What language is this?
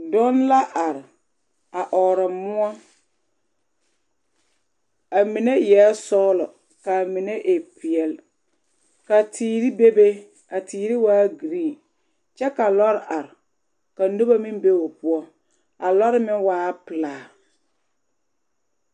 Southern Dagaare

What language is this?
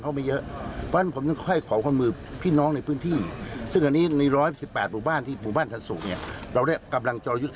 Thai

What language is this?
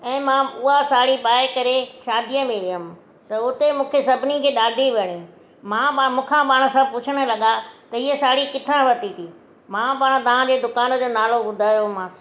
Sindhi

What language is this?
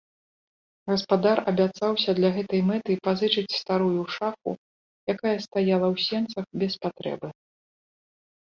Belarusian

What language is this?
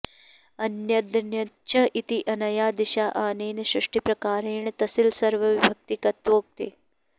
Sanskrit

